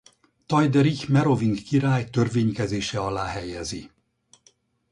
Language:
Hungarian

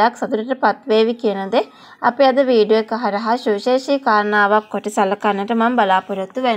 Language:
Thai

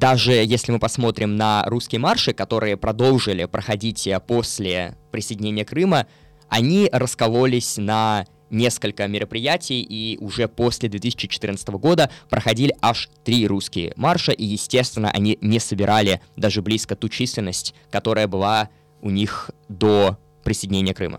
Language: Russian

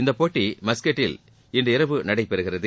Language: Tamil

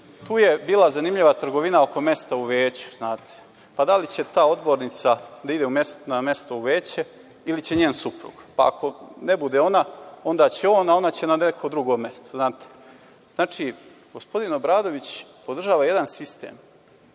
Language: Serbian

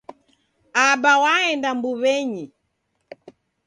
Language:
Taita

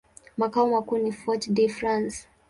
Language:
Swahili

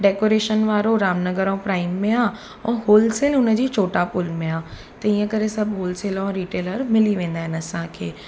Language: Sindhi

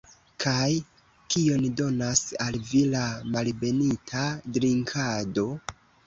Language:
Esperanto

